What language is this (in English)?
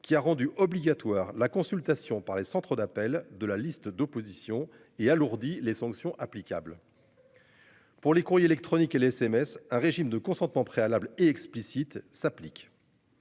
French